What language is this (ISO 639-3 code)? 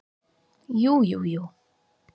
isl